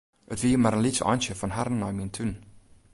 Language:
Western Frisian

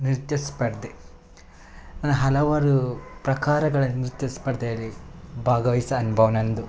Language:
Kannada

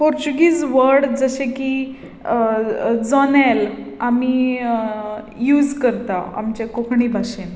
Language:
Konkani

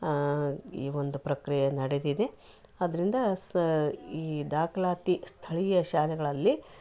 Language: Kannada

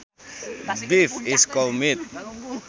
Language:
Sundanese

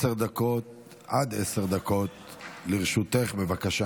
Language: Hebrew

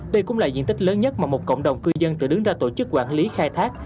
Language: Vietnamese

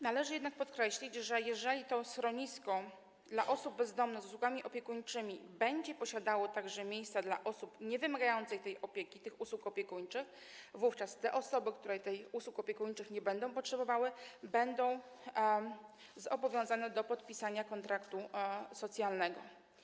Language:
Polish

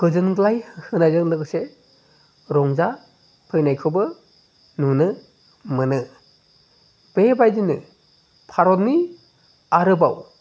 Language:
Bodo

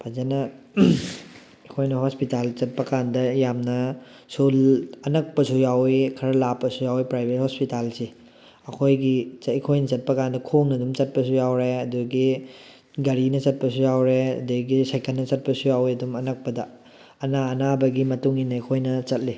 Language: Manipuri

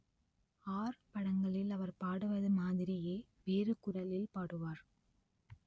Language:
Tamil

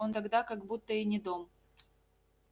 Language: Russian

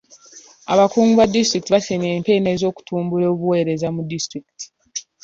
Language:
Ganda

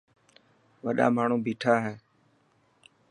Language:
Dhatki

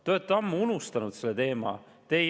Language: Estonian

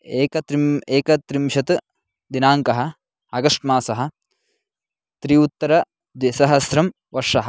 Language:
Sanskrit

